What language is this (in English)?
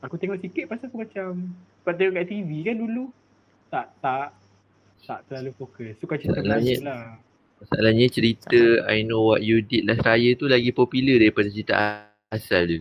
Malay